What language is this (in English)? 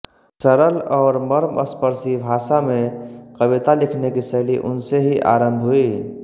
Hindi